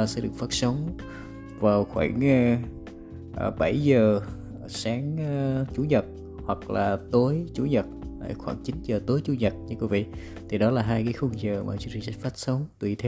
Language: Vietnamese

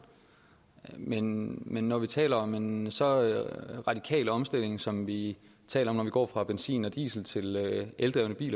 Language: Danish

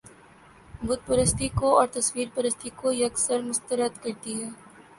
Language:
Urdu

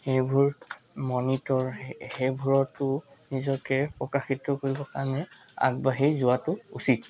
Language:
Assamese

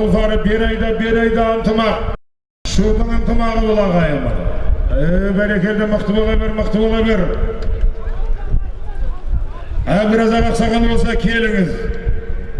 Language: Turkish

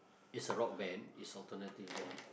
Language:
English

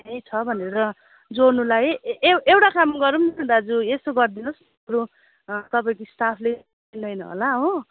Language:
Nepali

